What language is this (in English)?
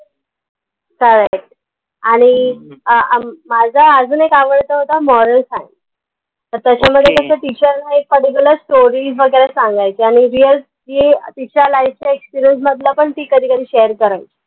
Marathi